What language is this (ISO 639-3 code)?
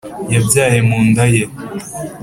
kin